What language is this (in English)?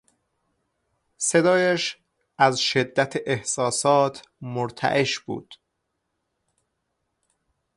Persian